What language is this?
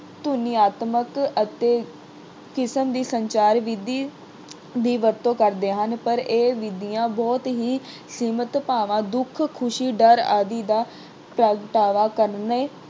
Punjabi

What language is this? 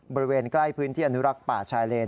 Thai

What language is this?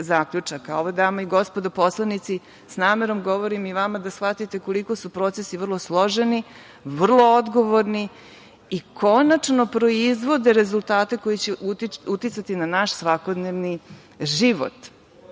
Serbian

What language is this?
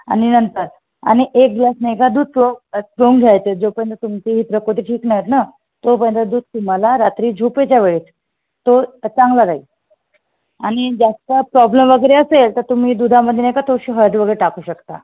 Marathi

